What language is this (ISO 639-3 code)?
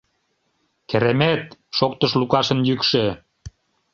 chm